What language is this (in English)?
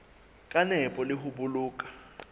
Southern Sotho